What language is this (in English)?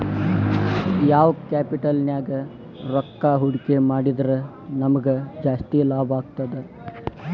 Kannada